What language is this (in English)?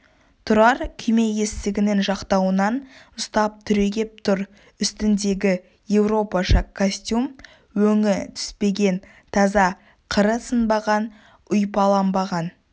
Kazakh